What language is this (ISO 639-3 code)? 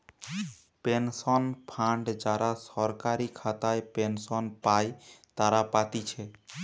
ben